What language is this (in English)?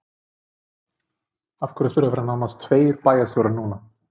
Icelandic